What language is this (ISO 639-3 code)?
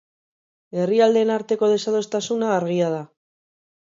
eus